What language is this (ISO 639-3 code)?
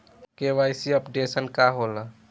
bho